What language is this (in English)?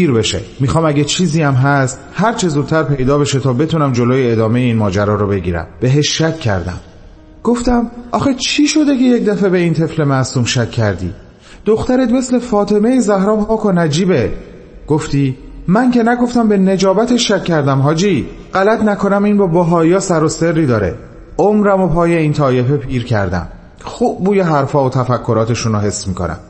Persian